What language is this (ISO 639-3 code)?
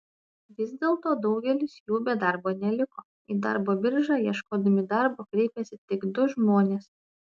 lit